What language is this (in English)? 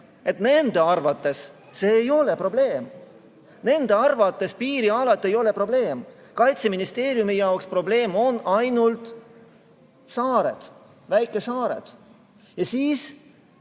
Estonian